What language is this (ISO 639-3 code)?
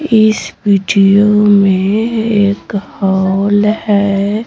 hin